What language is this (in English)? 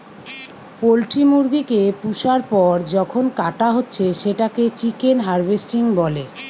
Bangla